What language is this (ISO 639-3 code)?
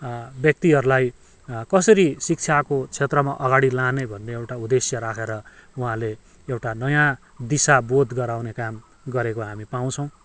nep